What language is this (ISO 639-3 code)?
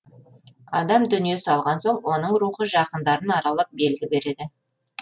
kaz